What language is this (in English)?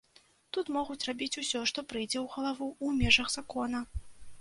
Belarusian